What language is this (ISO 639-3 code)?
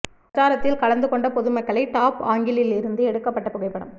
tam